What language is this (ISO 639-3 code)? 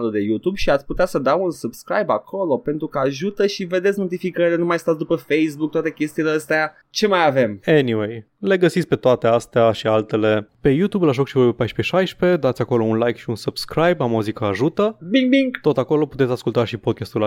ron